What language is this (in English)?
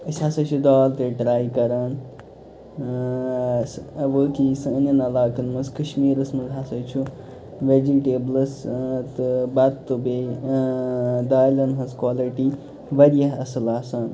Kashmiri